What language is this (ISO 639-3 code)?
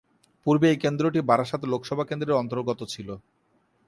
ben